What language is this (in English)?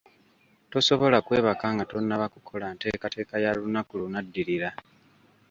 Ganda